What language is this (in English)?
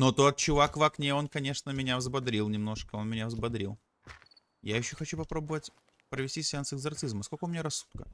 Russian